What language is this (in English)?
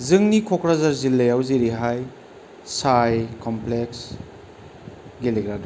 Bodo